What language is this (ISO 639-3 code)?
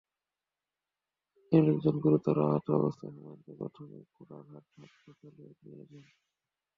ben